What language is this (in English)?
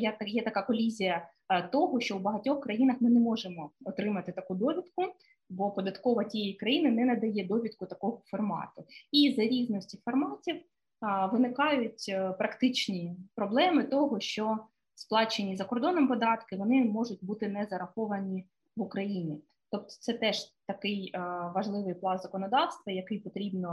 Ukrainian